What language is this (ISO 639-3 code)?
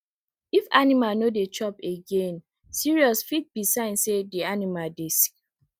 pcm